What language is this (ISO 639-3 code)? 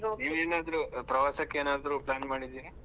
kan